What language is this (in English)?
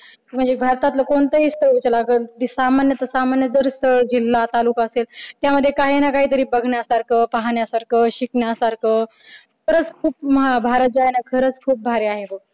Marathi